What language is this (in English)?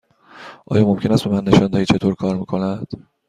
Persian